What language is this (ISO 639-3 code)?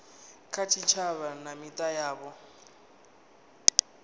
ven